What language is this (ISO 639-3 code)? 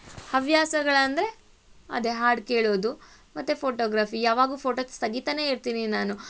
kan